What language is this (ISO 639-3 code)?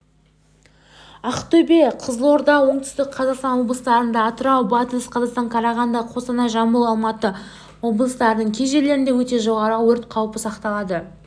kaz